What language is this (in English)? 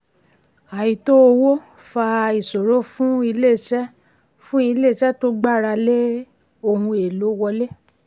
Yoruba